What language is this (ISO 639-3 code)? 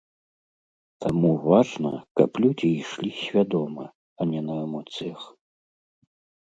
bel